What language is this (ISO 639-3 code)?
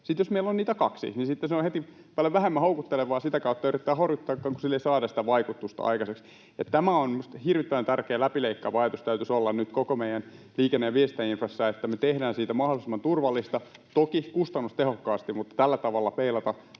fin